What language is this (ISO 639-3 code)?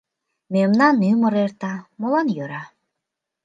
chm